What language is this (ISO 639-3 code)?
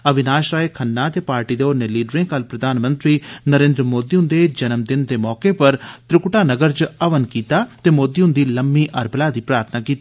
doi